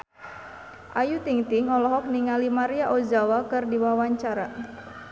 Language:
Sundanese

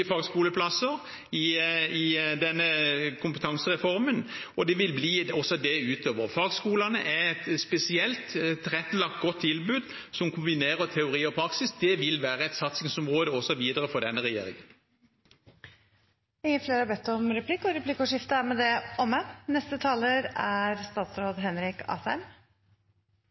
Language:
Norwegian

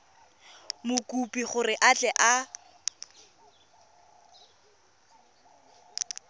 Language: Tswana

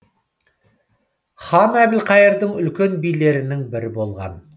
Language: Kazakh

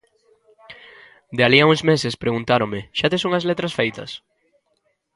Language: Galician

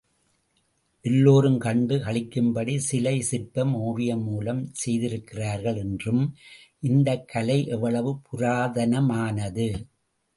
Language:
Tamil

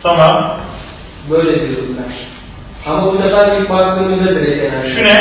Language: Turkish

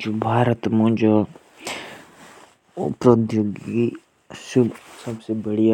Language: Jaunsari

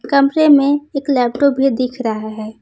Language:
Hindi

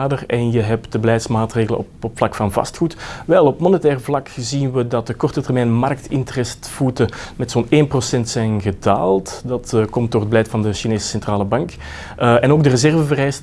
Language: Dutch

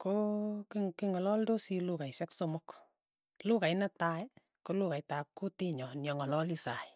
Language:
Tugen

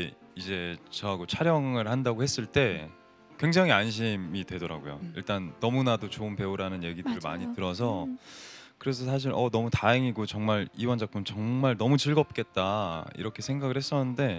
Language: Korean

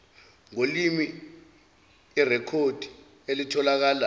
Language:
Zulu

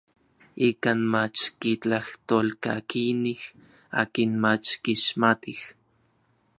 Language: Orizaba Nahuatl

